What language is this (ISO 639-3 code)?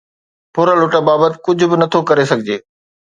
snd